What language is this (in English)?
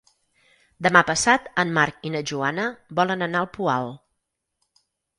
Catalan